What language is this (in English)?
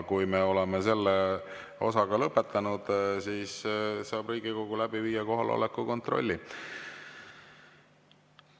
Estonian